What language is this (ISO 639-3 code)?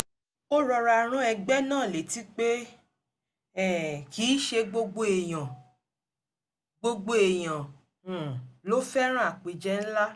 yor